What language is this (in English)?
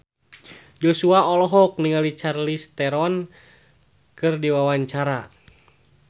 Sundanese